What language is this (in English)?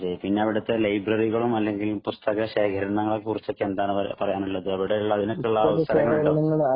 Malayalam